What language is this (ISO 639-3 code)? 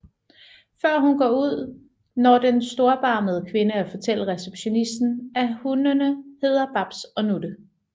dan